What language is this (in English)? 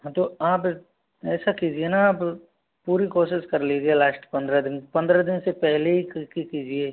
Hindi